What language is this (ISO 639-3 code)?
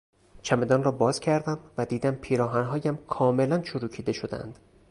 fas